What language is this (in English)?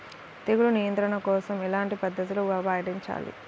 Telugu